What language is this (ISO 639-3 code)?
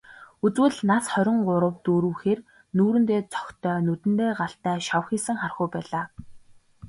mon